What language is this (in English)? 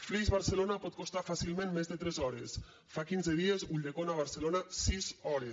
Catalan